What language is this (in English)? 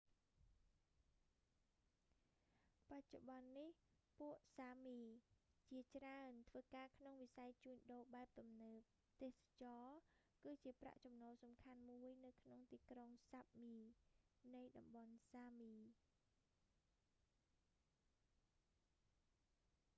Khmer